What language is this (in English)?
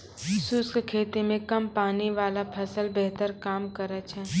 Maithili